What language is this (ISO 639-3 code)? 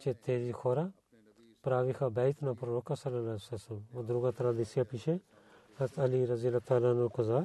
bul